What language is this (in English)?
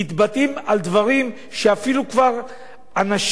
Hebrew